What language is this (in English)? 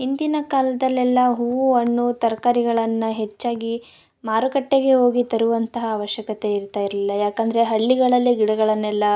Kannada